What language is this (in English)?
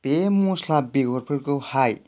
Bodo